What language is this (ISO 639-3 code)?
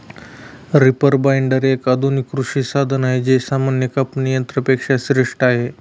mar